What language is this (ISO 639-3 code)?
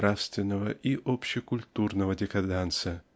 rus